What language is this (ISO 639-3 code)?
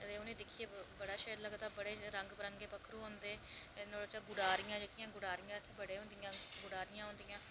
doi